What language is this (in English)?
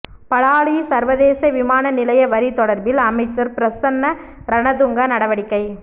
Tamil